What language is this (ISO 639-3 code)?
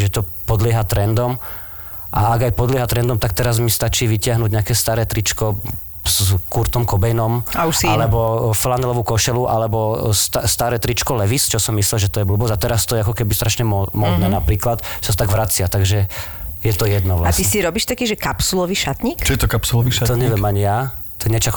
slk